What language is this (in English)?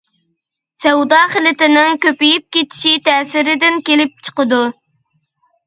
Uyghur